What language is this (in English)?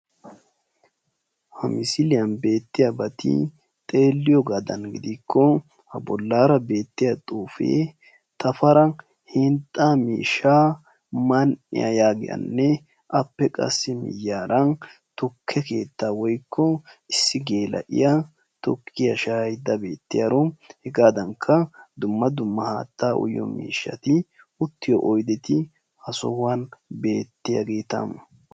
Wolaytta